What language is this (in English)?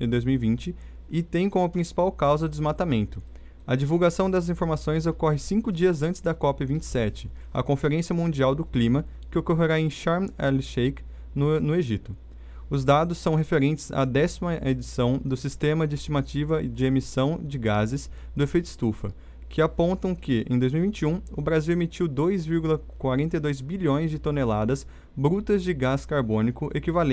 Portuguese